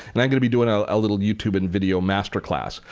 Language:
English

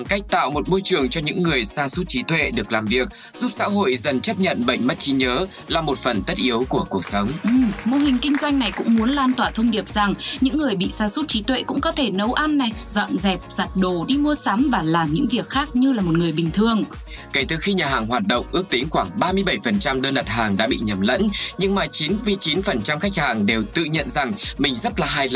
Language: Vietnamese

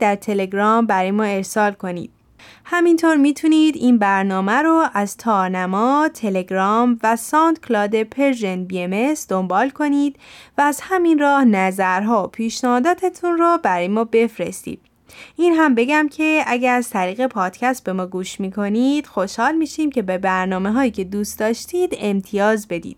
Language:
Persian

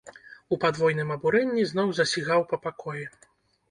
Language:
Belarusian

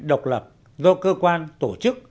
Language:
Vietnamese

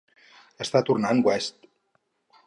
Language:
Catalan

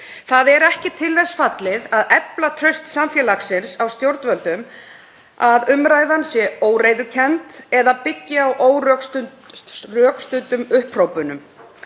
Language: Icelandic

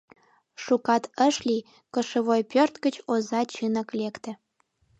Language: Mari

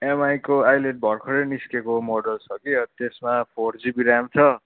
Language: Nepali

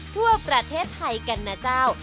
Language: Thai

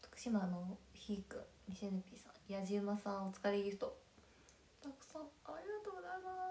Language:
Japanese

